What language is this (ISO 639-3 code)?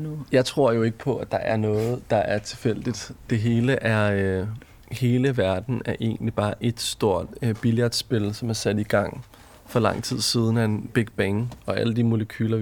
dan